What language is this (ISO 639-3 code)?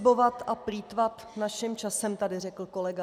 ces